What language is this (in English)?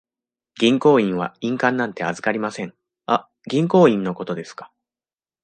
Japanese